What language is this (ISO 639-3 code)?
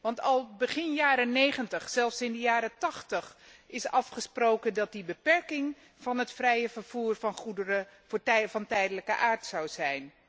nld